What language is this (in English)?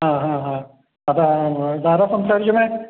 Malayalam